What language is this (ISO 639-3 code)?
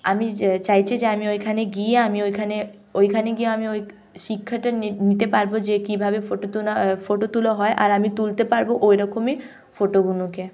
ben